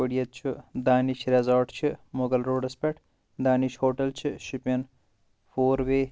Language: Kashmiri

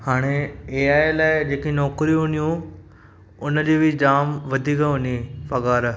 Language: Sindhi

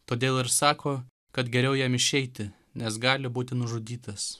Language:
Lithuanian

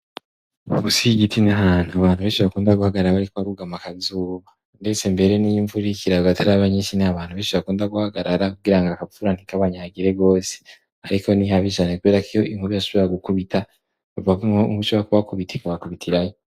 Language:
Rundi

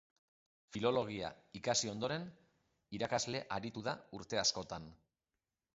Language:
Basque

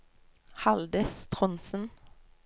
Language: Norwegian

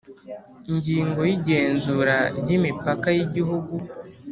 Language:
Kinyarwanda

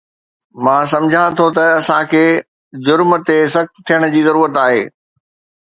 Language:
Sindhi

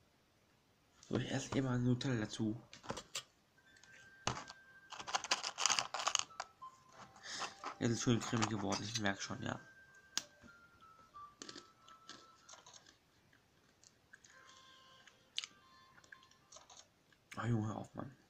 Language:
German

